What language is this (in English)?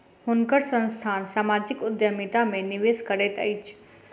Maithili